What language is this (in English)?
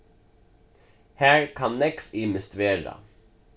Faroese